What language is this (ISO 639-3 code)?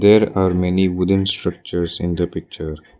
eng